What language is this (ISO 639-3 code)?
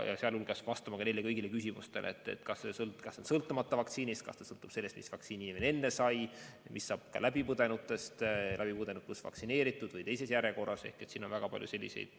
est